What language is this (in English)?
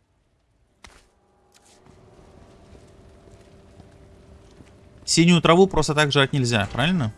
Russian